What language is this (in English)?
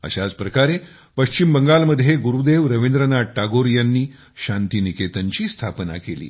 Marathi